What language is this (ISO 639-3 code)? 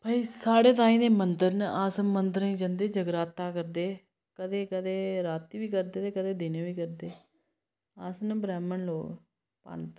doi